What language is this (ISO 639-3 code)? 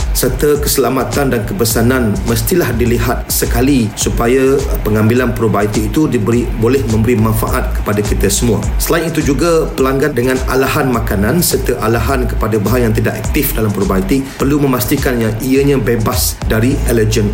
msa